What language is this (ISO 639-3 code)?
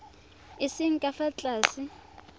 tsn